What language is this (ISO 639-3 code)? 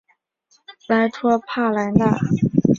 zho